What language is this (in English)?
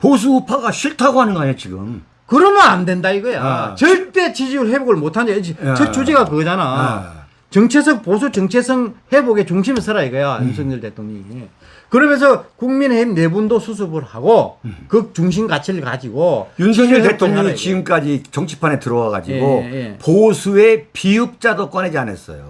Korean